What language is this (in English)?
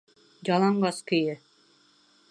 Bashkir